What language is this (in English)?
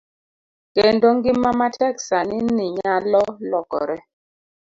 Luo (Kenya and Tanzania)